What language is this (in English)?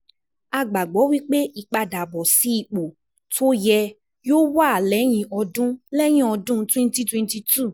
Yoruba